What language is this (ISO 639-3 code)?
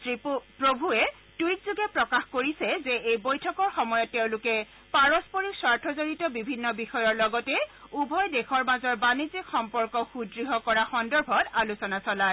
asm